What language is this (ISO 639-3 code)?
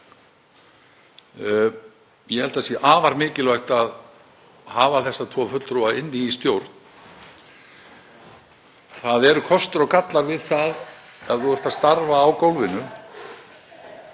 isl